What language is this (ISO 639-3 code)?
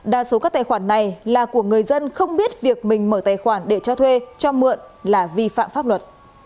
vie